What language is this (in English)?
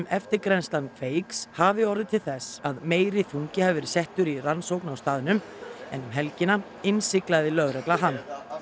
Icelandic